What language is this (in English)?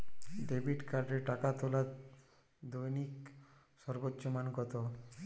Bangla